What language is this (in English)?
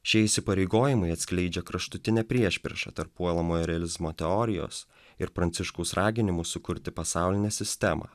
Lithuanian